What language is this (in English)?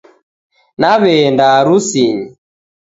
Taita